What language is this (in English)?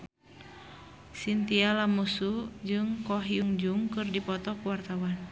Sundanese